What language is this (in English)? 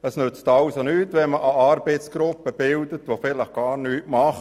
Swiss German